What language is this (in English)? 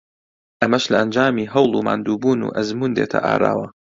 Central Kurdish